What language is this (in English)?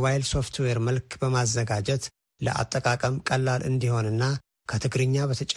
Amharic